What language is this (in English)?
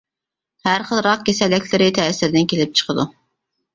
Uyghur